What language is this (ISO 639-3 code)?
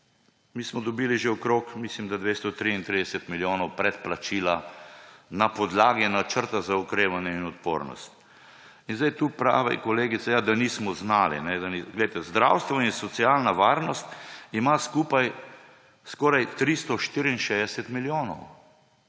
slv